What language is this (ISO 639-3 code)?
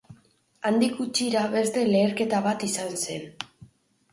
eus